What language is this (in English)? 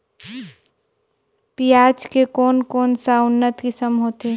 Chhattisgarhi